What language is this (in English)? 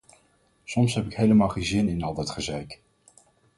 Dutch